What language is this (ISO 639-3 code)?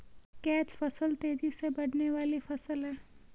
hin